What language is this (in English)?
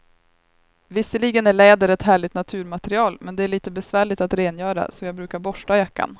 Swedish